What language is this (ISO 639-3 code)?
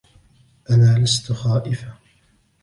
ara